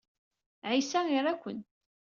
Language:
Kabyle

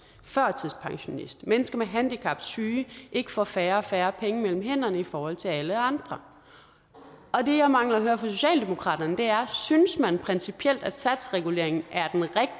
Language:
Danish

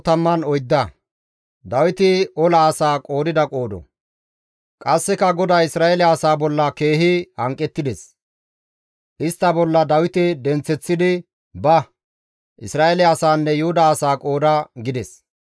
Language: Gamo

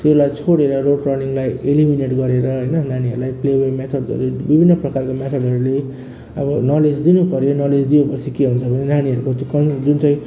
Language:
Nepali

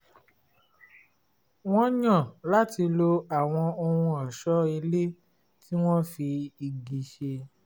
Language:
Yoruba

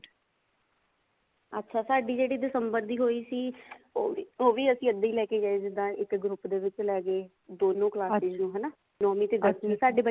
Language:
Punjabi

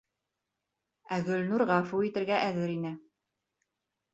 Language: Bashkir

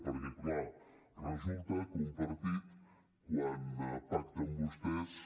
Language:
Catalan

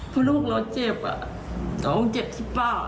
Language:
Thai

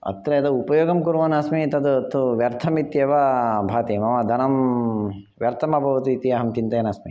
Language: Sanskrit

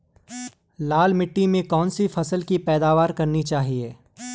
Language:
Hindi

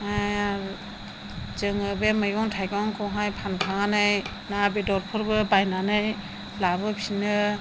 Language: Bodo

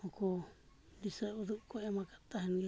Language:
Santali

